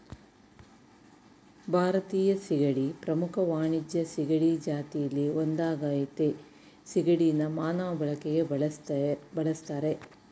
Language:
Kannada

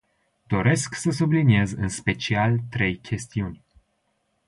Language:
Romanian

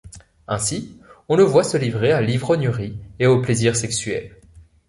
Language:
French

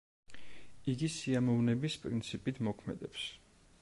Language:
Georgian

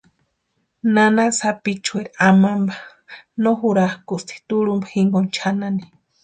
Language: Western Highland Purepecha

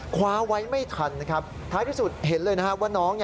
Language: Thai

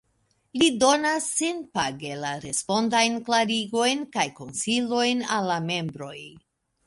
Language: Esperanto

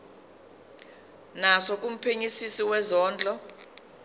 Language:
Zulu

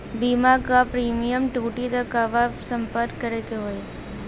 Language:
Bhojpuri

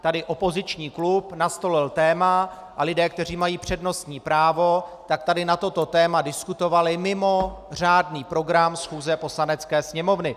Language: Czech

